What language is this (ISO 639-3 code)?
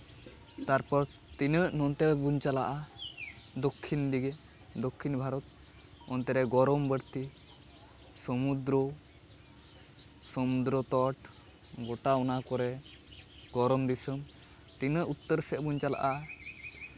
sat